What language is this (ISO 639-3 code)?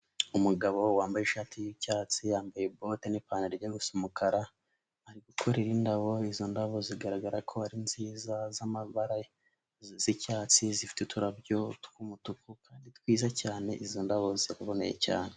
kin